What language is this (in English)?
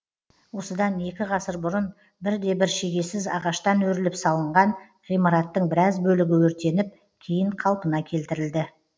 Kazakh